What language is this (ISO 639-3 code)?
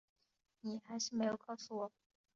zho